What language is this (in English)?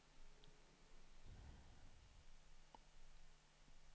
Swedish